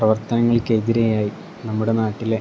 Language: Malayalam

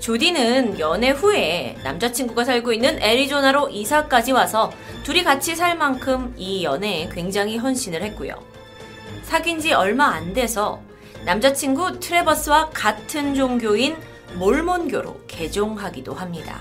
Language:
Korean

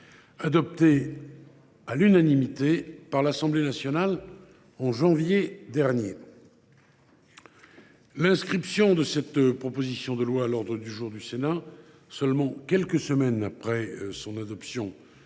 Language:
French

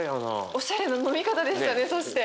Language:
Japanese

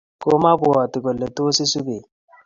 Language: Kalenjin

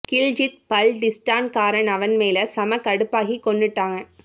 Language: Tamil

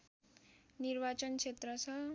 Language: Nepali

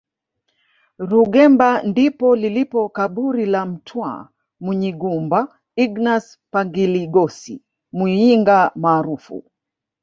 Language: Swahili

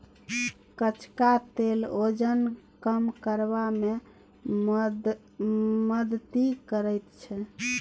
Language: Maithili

